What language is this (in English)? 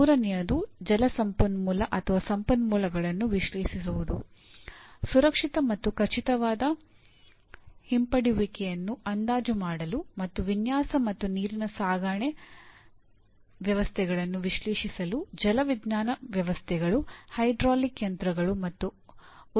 Kannada